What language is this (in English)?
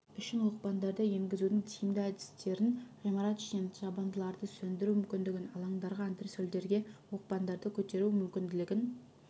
Kazakh